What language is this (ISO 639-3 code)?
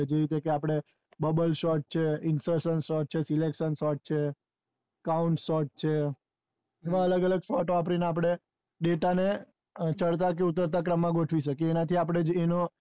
guj